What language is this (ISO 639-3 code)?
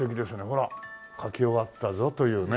jpn